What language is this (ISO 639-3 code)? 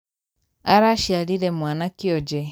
kik